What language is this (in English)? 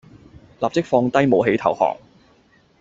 Cantonese